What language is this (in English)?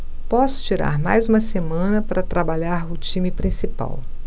Portuguese